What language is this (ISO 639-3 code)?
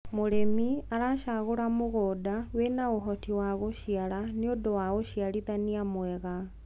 kik